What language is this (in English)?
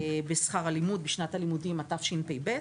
Hebrew